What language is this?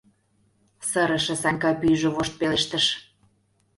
Mari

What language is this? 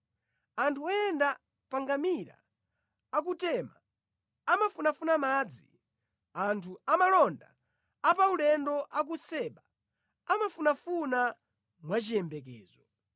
Nyanja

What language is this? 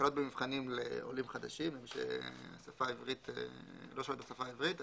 Hebrew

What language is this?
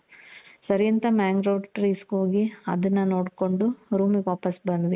Kannada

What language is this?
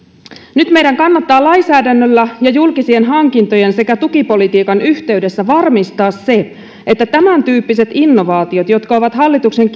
Finnish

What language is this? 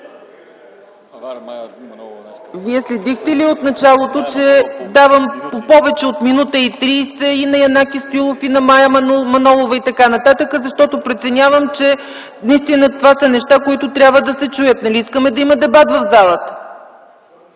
Bulgarian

